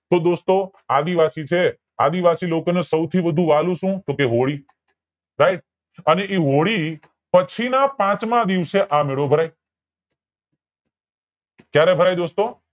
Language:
Gujarati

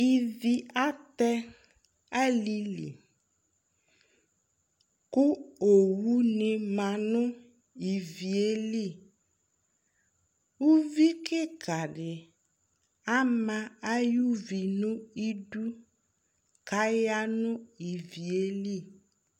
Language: Ikposo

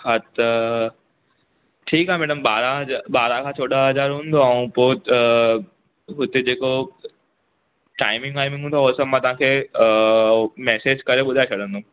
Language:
Sindhi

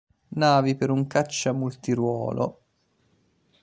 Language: Italian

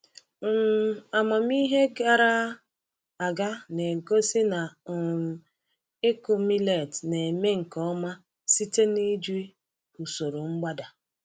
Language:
Igbo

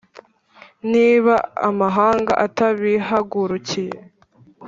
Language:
Kinyarwanda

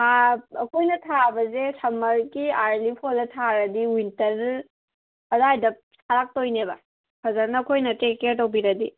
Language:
Manipuri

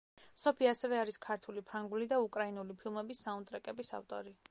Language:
Georgian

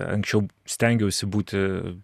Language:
Lithuanian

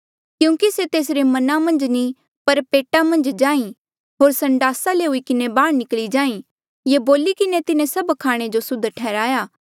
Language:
Mandeali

